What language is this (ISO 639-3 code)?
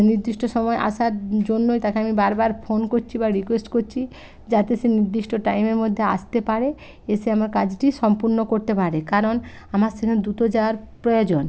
ben